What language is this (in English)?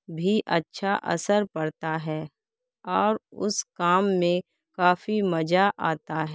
Urdu